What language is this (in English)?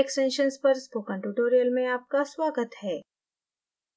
Hindi